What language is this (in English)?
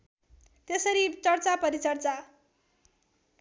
Nepali